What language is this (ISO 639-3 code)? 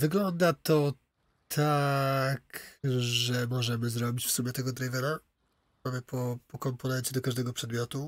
pol